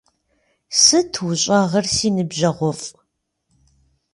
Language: Kabardian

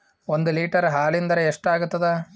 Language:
Kannada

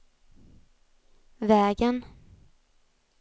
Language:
Swedish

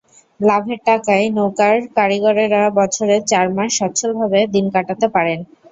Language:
Bangla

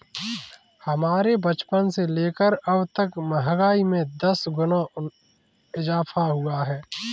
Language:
Hindi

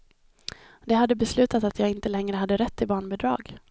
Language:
Swedish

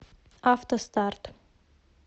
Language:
Russian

